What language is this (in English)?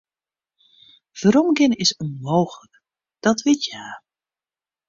Western Frisian